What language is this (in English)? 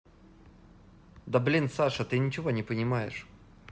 Russian